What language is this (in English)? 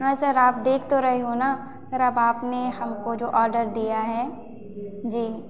Hindi